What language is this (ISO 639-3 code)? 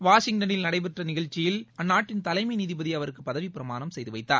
tam